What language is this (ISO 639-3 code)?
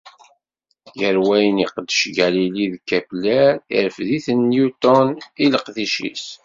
kab